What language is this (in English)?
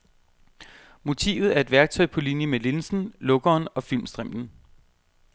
Danish